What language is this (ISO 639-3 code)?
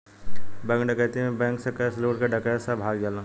bho